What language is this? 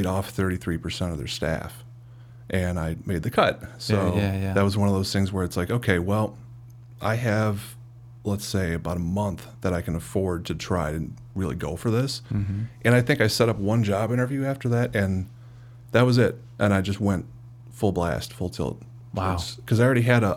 English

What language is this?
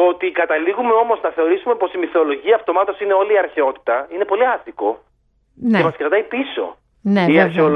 Greek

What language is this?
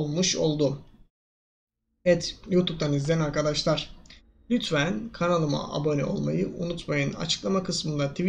Turkish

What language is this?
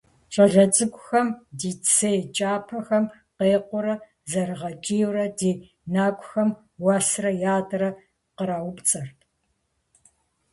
Kabardian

